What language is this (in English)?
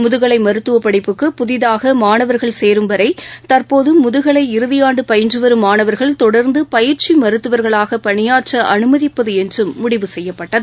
Tamil